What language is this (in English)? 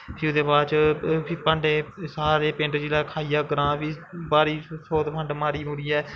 Dogri